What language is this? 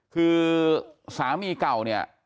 Thai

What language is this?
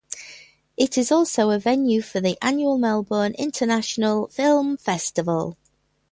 English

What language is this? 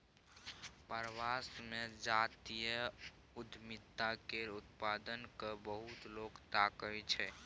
Maithili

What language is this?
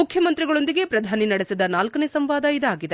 Kannada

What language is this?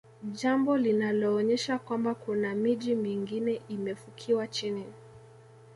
Swahili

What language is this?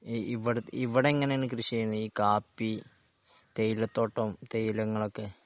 Malayalam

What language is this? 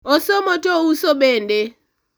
Luo (Kenya and Tanzania)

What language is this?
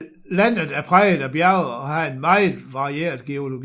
Danish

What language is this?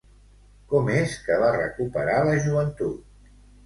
Catalan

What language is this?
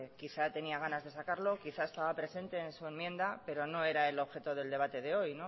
Spanish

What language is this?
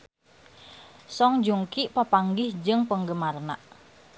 Sundanese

